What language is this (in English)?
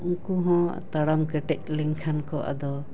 Santali